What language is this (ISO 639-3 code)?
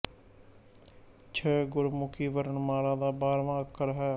pan